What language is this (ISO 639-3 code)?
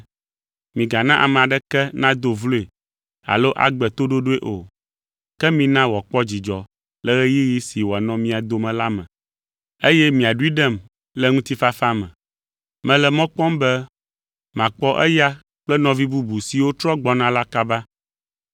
ewe